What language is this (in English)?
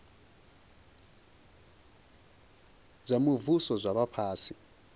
Venda